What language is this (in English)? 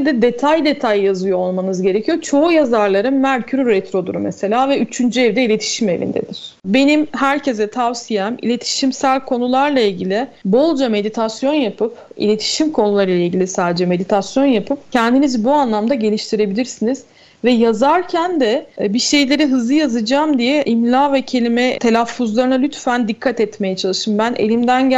Turkish